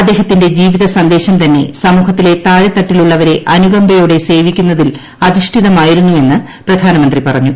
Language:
Malayalam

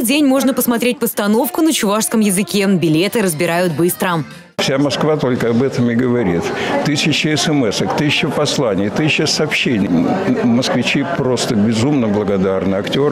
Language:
Russian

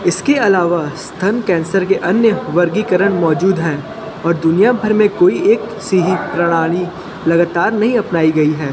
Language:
Hindi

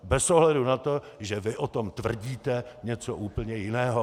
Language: Czech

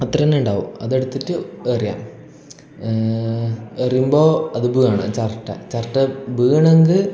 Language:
Malayalam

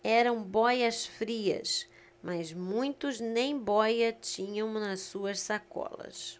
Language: Portuguese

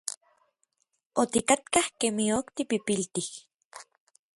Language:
Orizaba Nahuatl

